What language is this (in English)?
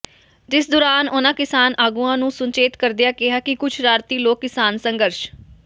Punjabi